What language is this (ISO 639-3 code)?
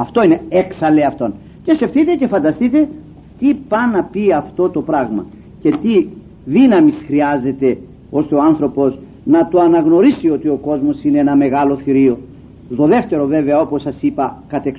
ell